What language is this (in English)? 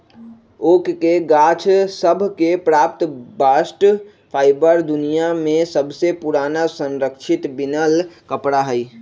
Magahi